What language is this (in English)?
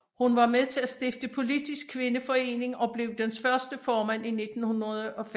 Danish